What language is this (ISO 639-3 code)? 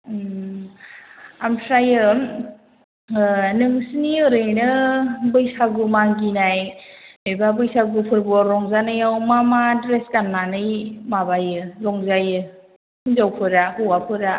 brx